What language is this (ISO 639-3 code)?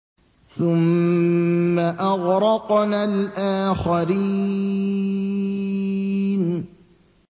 ara